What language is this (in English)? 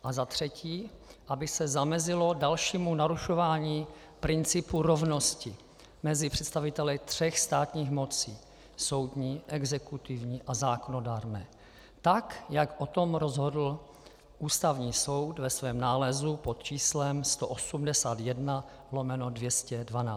Czech